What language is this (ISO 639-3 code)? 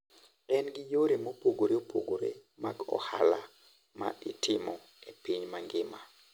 luo